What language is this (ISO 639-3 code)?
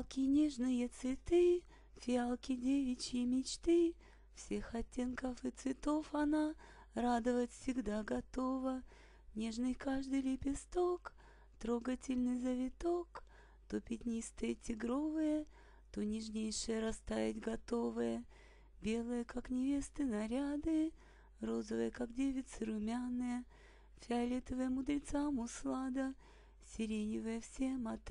rus